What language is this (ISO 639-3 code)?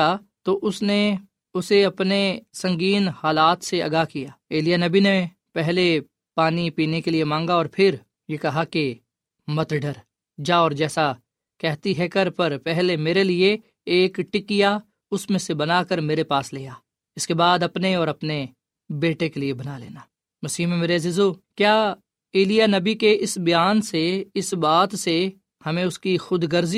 urd